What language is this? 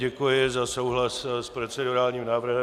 Czech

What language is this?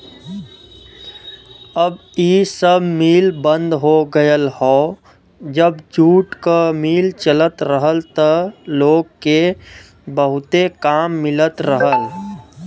Bhojpuri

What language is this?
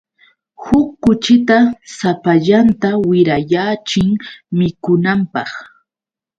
Yauyos Quechua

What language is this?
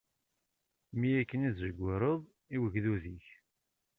Kabyle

